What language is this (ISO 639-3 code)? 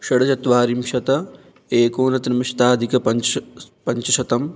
san